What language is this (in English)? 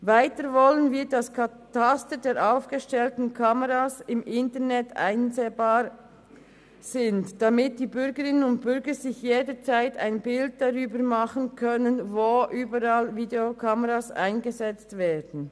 Swiss German